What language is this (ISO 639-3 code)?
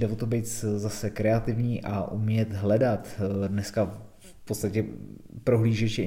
ces